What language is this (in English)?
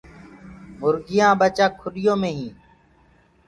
Gurgula